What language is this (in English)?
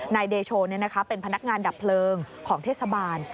Thai